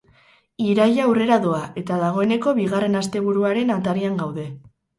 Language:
Basque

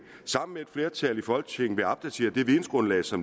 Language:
Danish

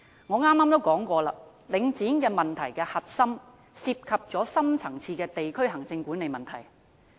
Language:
Cantonese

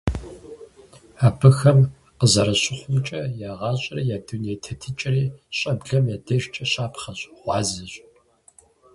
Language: Kabardian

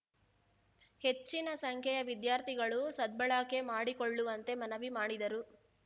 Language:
Kannada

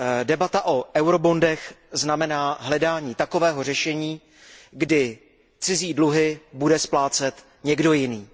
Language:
Czech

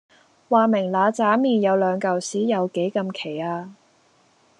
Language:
Cantonese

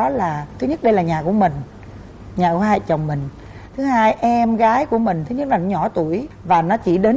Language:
Vietnamese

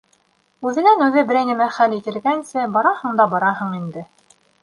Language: Bashkir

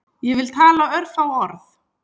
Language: Icelandic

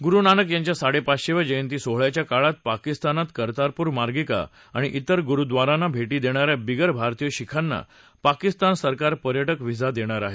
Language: Marathi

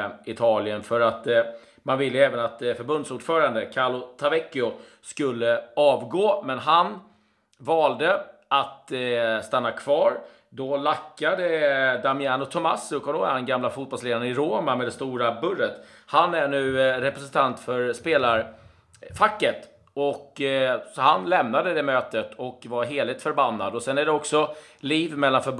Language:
Swedish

